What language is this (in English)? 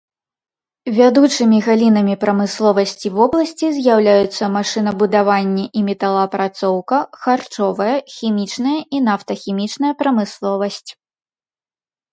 Belarusian